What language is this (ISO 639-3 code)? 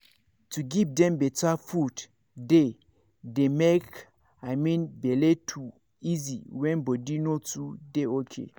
pcm